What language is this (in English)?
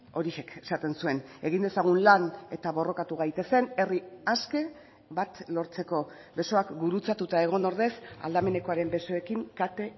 Basque